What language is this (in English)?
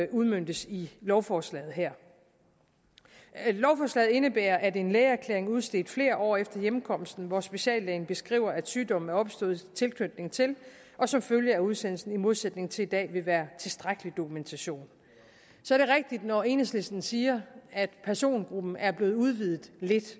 Danish